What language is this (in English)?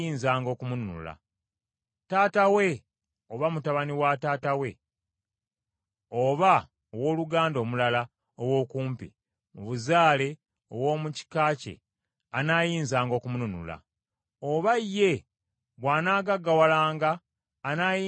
Ganda